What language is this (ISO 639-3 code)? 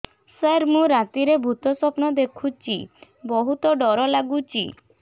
ori